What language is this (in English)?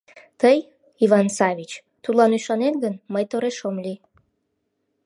Mari